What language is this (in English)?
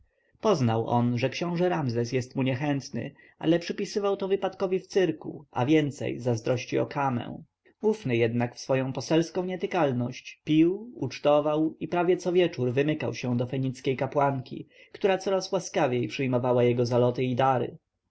Polish